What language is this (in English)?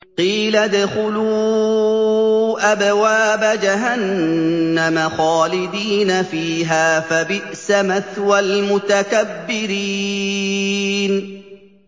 Arabic